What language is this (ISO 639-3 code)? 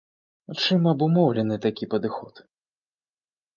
bel